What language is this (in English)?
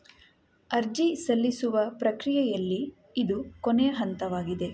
Kannada